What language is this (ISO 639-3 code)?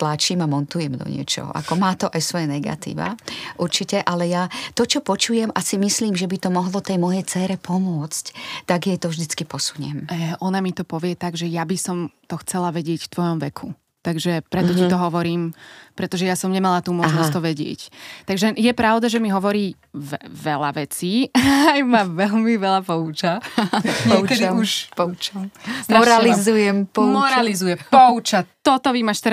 ces